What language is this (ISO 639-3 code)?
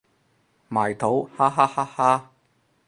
yue